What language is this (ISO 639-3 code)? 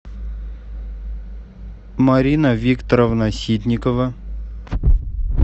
rus